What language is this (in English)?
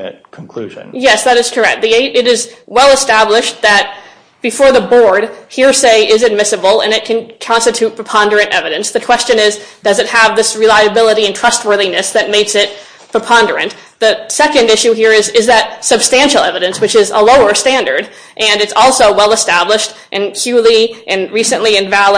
English